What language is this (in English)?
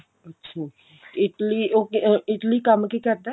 Punjabi